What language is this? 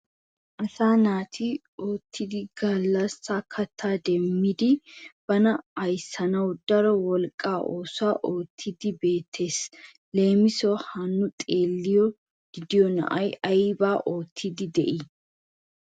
Wolaytta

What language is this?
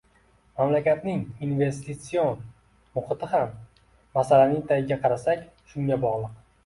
Uzbek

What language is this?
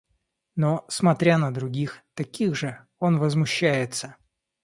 Russian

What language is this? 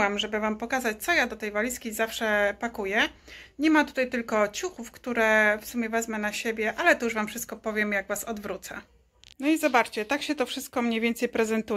Polish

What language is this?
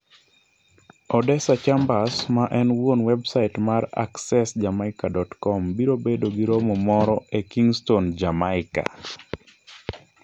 Luo (Kenya and Tanzania)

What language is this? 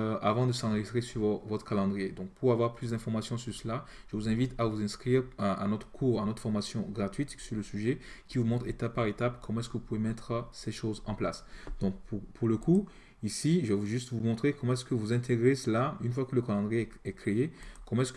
French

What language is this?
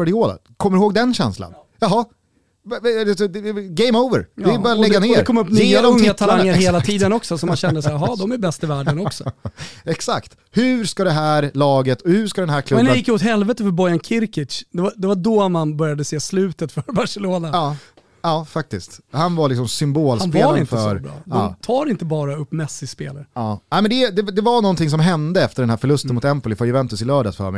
Swedish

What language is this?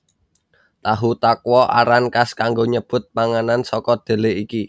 Javanese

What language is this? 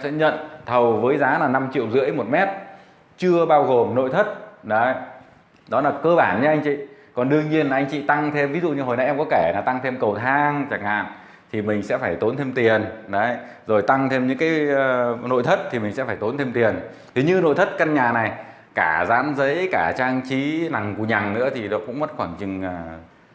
Vietnamese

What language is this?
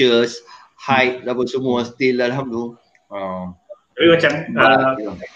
Malay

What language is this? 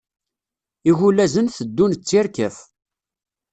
Kabyle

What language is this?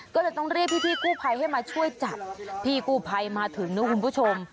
Thai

